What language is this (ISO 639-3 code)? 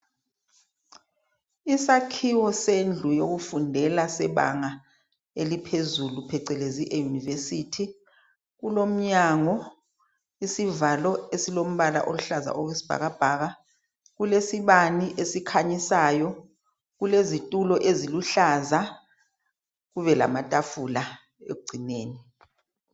nde